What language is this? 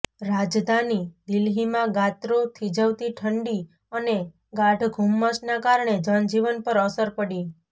Gujarati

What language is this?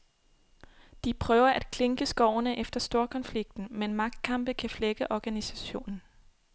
Danish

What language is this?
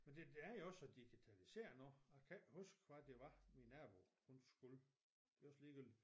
Danish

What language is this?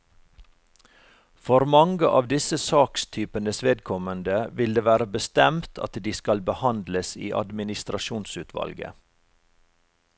Norwegian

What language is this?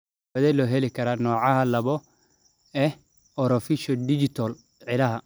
Somali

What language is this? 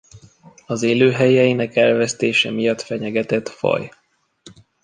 Hungarian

